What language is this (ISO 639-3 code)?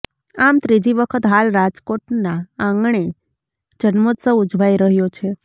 guj